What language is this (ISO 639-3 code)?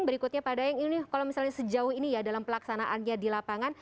ind